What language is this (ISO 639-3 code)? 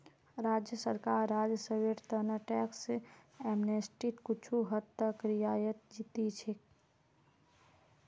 mag